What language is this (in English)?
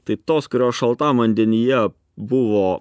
Lithuanian